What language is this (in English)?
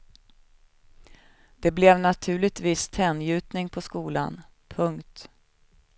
Swedish